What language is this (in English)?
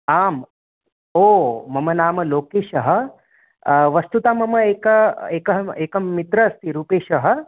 Sanskrit